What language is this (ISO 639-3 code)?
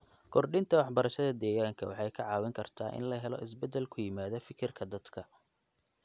som